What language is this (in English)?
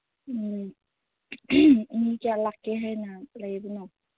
Manipuri